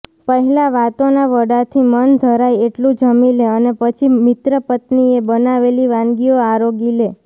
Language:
Gujarati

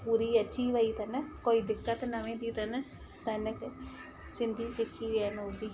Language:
Sindhi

